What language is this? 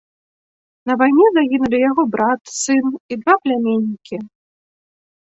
Belarusian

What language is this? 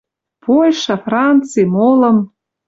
Western Mari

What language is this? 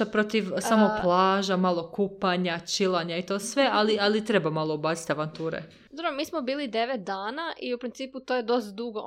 Croatian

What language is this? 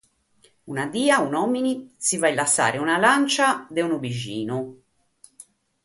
Sardinian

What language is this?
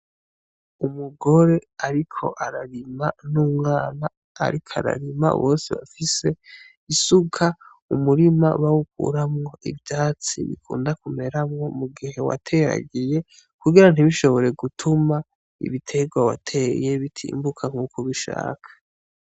Rundi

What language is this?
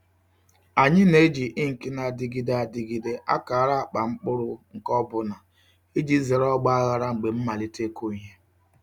Igbo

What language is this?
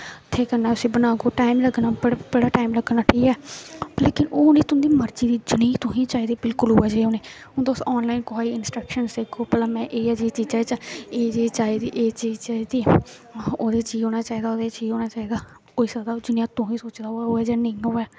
Dogri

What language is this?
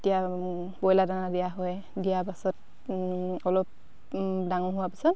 Assamese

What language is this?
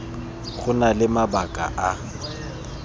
Tswana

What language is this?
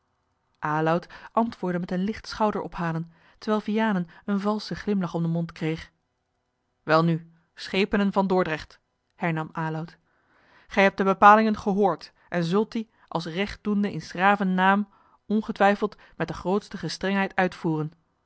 Dutch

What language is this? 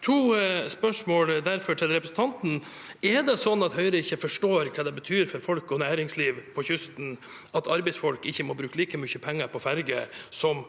Norwegian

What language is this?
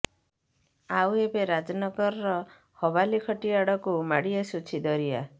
Odia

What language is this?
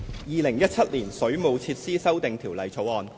Cantonese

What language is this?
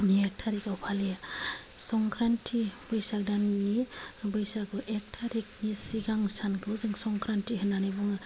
Bodo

